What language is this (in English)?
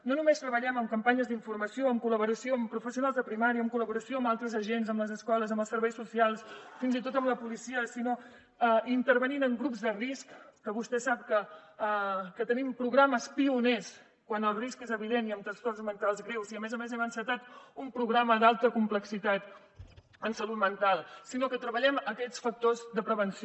Catalan